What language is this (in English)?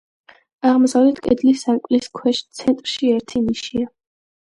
Georgian